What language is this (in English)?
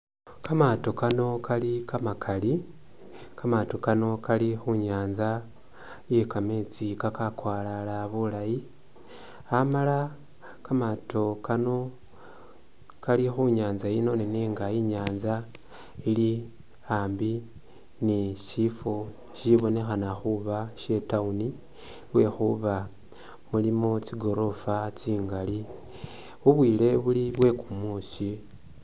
Masaaba